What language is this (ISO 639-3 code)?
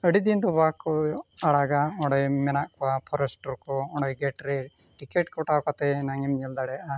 sat